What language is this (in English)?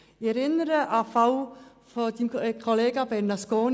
Swiss German